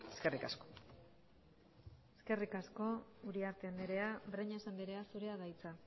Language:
Basque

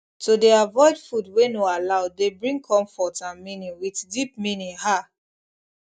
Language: Nigerian Pidgin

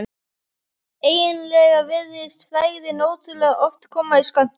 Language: Icelandic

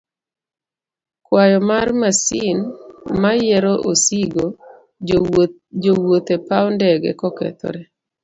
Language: Luo (Kenya and Tanzania)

